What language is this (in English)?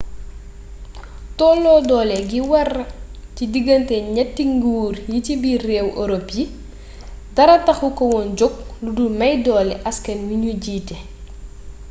Wolof